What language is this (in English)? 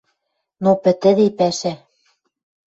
Western Mari